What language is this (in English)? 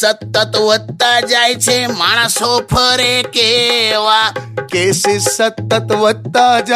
Hindi